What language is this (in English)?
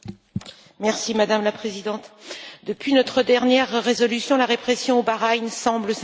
French